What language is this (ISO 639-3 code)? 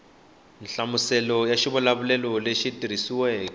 tso